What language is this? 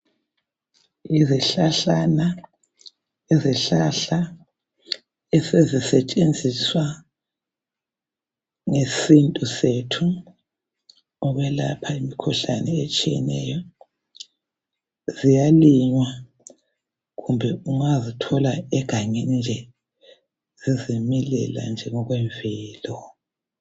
North Ndebele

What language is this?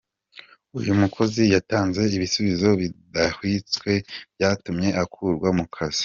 Kinyarwanda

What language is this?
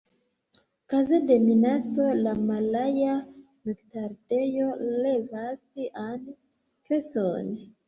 Esperanto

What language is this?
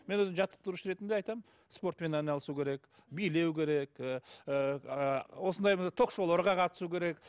Kazakh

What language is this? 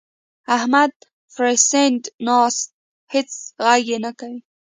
Pashto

